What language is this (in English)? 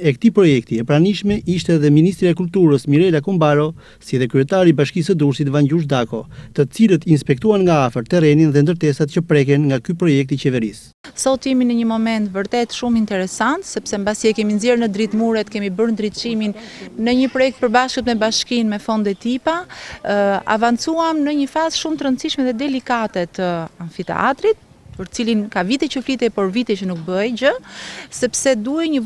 Italian